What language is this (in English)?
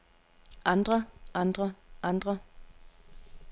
Danish